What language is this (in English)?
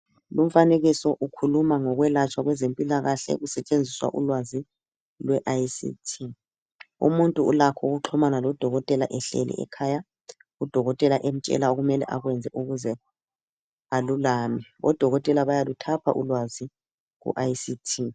North Ndebele